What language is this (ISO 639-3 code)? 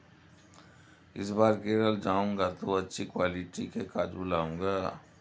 hin